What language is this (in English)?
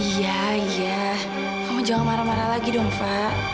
Indonesian